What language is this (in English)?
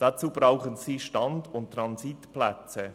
Swiss German